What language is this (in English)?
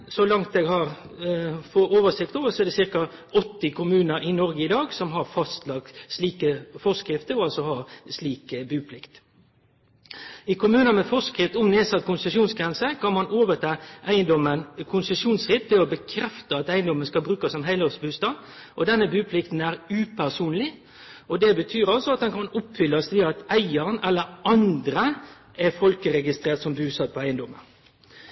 Norwegian Nynorsk